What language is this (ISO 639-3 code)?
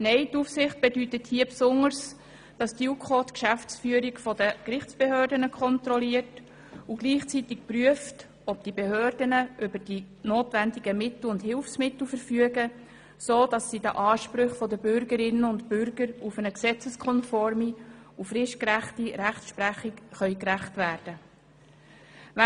gsw